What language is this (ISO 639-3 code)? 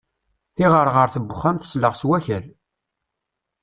kab